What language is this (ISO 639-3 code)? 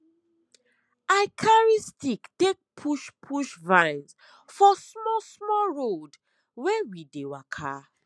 pcm